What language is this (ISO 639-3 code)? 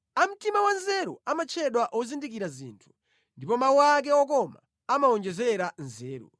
nya